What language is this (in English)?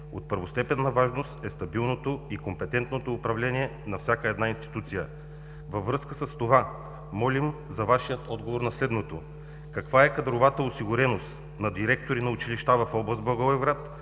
Bulgarian